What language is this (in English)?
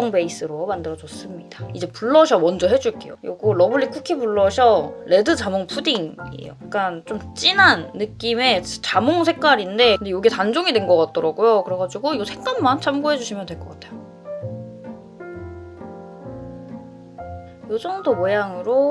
Korean